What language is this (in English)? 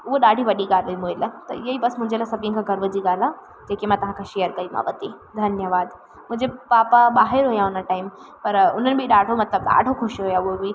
Sindhi